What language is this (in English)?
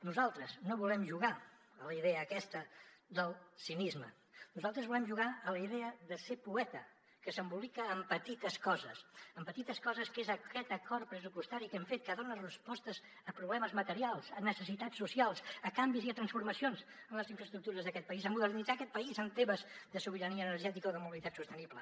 Catalan